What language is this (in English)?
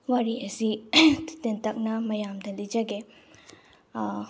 Manipuri